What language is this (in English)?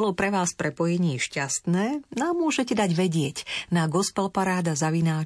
Slovak